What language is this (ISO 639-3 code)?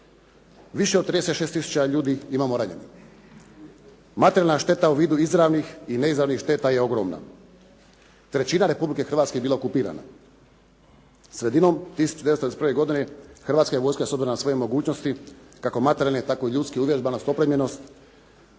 hrv